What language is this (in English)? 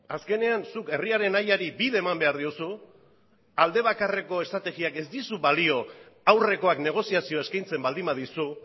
Basque